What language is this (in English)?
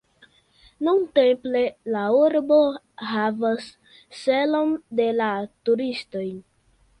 Esperanto